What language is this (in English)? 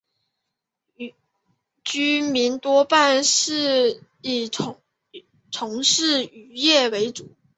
Chinese